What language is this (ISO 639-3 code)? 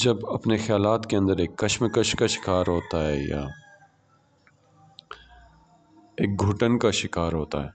urd